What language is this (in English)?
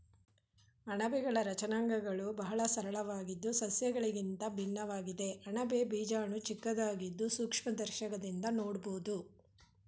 Kannada